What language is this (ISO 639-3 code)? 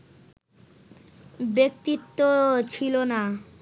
ben